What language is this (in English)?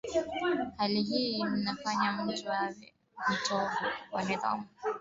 Swahili